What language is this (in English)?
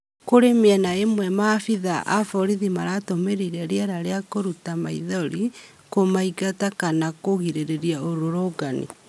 Kikuyu